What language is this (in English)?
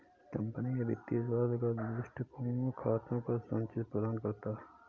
Hindi